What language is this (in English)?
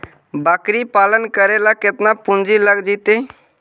Magahi